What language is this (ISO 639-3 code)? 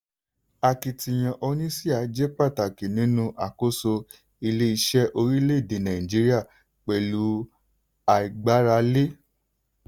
yor